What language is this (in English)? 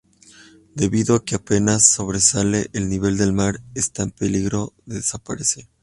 Spanish